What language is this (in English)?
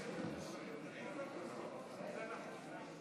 Hebrew